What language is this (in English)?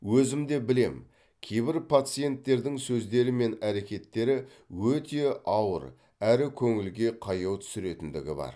Kazakh